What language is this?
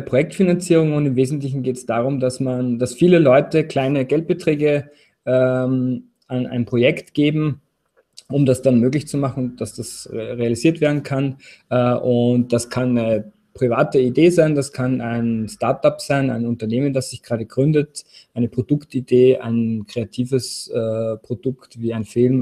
German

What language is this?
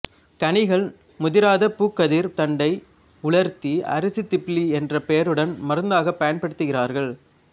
Tamil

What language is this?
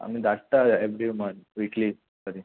Konkani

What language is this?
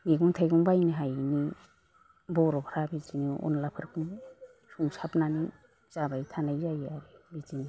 Bodo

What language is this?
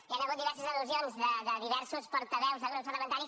Catalan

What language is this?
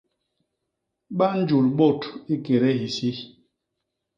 Basaa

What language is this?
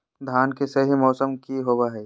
Magahi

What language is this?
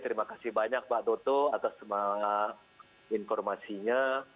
Indonesian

